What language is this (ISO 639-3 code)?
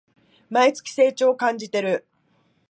jpn